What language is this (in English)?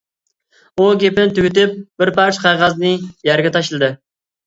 Uyghur